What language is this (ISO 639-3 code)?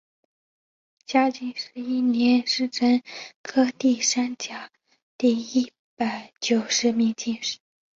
zho